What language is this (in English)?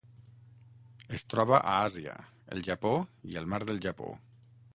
Catalan